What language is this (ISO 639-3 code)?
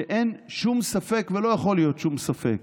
heb